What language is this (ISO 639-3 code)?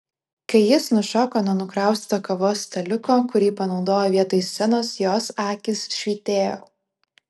lit